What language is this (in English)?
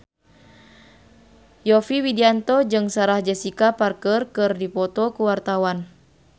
Sundanese